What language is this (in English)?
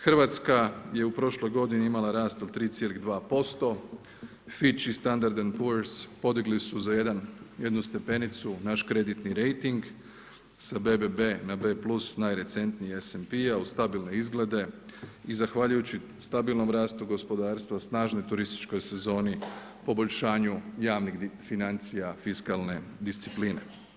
Croatian